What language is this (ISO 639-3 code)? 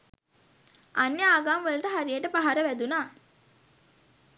sin